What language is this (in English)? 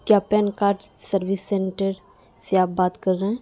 Urdu